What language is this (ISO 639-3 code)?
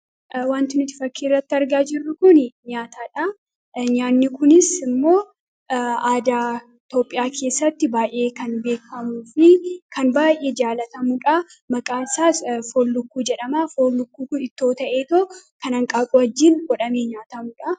orm